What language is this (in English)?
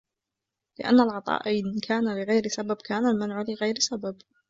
Arabic